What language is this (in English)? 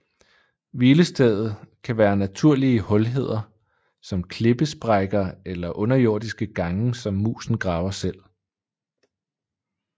Danish